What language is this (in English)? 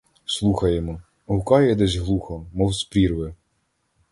Ukrainian